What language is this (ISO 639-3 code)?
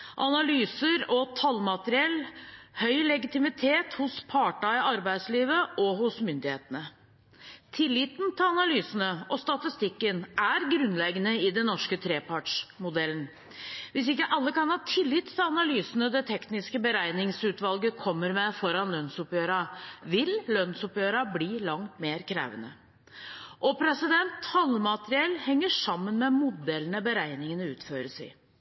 nob